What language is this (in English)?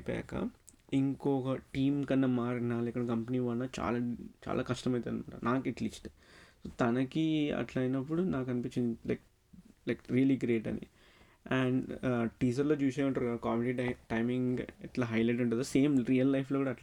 Telugu